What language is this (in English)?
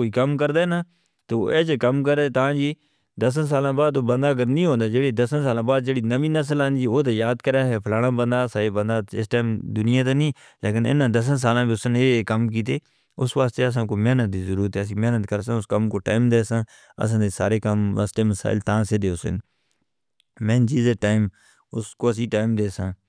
Northern Hindko